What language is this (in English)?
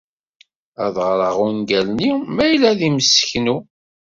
Kabyle